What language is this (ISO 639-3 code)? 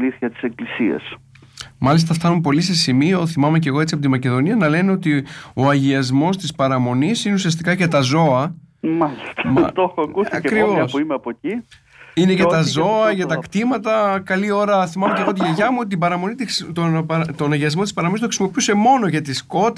ell